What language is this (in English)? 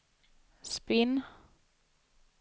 Swedish